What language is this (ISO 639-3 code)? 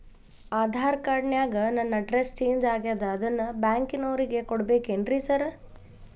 kan